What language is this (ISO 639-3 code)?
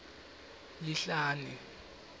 ssw